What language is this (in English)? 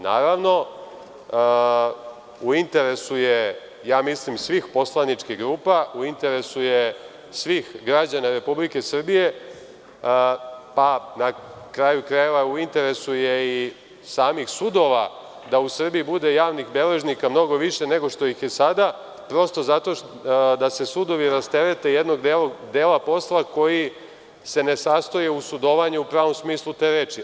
Serbian